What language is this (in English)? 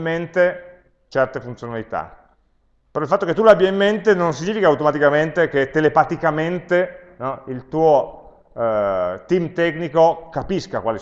Italian